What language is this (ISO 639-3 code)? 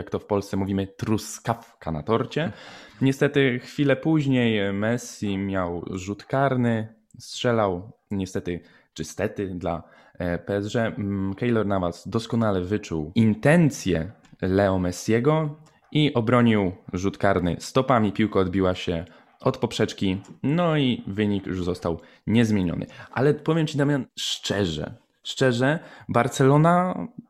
pol